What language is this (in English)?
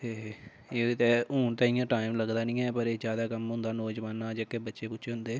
Dogri